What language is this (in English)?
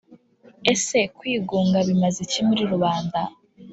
Kinyarwanda